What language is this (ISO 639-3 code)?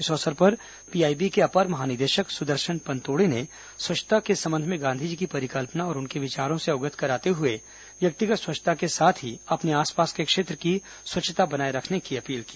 hin